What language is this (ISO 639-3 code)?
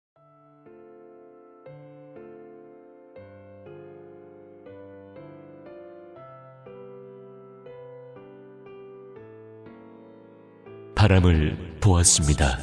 kor